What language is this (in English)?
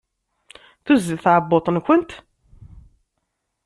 Kabyle